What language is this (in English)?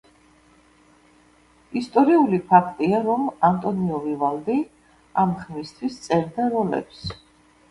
Georgian